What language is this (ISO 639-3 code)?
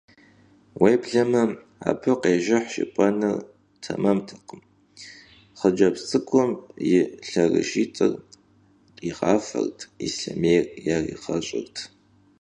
kbd